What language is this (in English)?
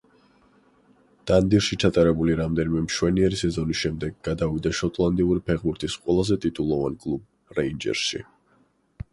Georgian